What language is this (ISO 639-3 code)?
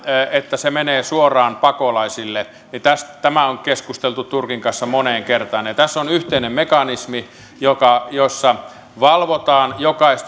fin